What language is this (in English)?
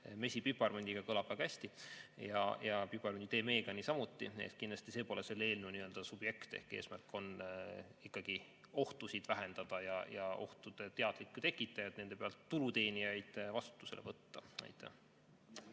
Estonian